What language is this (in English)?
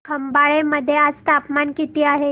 Marathi